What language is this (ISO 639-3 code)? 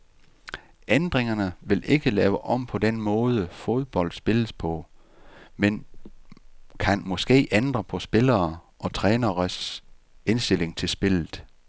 dan